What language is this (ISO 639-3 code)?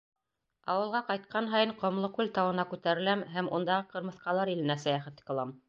bak